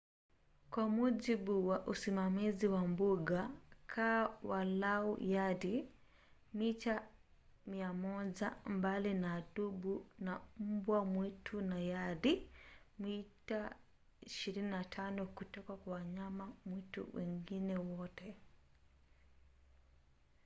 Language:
Swahili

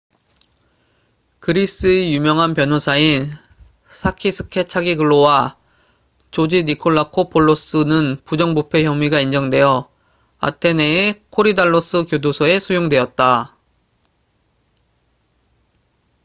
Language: Korean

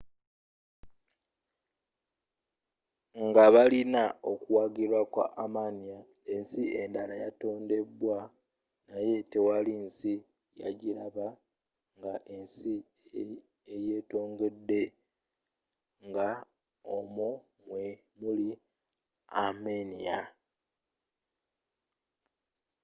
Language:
Ganda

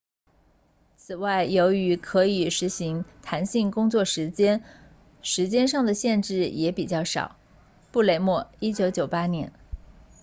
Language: Chinese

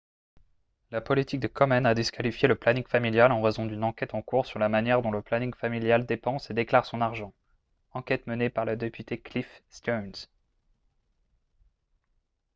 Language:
French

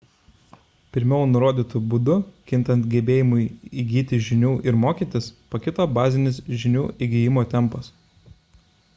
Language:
Lithuanian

